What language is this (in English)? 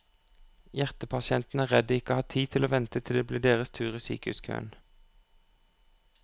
Norwegian